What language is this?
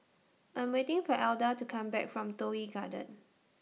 English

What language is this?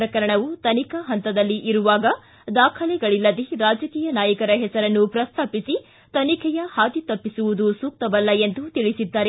Kannada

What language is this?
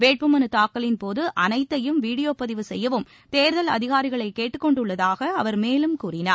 Tamil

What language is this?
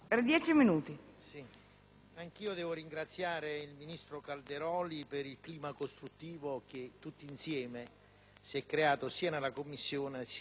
Italian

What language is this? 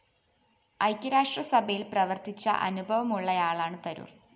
Malayalam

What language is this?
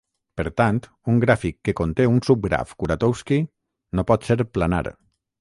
Catalan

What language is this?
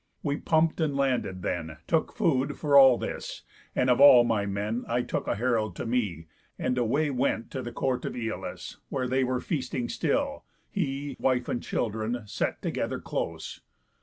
English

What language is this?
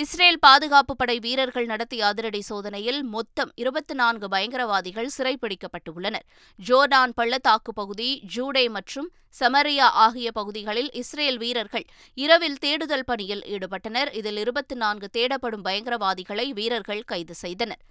Tamil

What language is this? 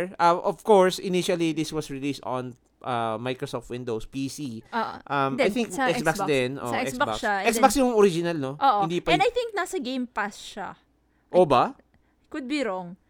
Filipino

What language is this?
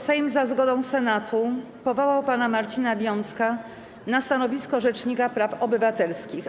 Polish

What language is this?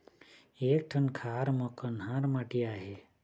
Chhattisgarhi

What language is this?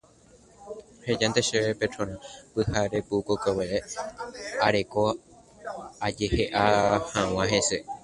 Guarani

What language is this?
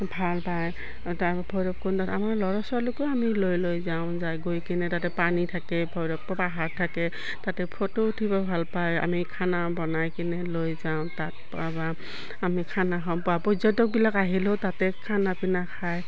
Assamese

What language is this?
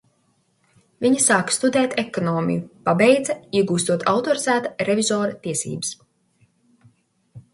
Latvian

